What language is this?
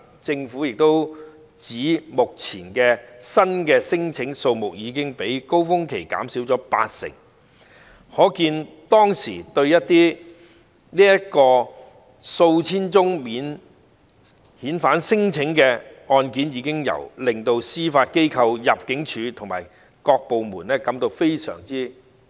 Cantonese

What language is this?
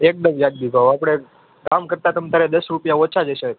Gujarati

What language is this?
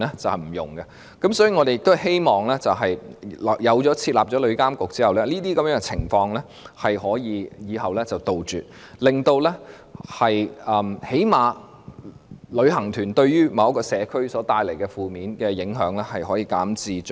Cantonese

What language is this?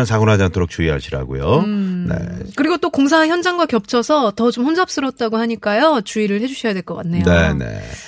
Korean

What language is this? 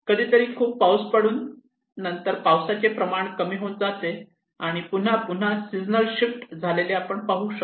Marathi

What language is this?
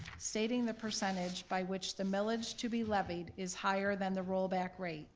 English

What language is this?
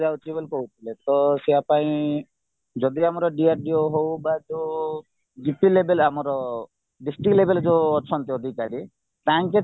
Odia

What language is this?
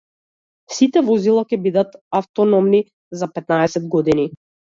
Macedonian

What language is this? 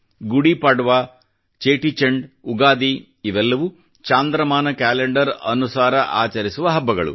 Kannada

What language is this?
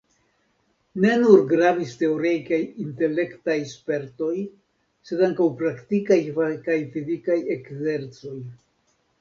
Esperanto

